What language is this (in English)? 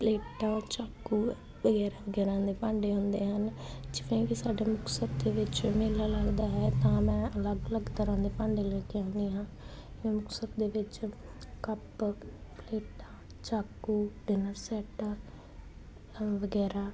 Punjabi